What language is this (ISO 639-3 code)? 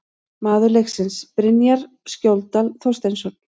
isl